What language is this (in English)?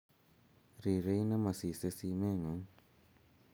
Kalenjin